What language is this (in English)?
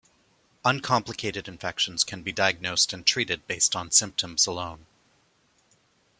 English